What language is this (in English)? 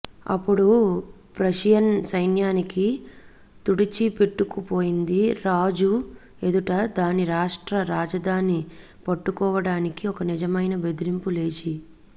Telugu